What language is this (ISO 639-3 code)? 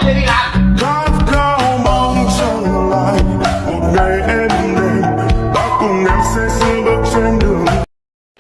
vie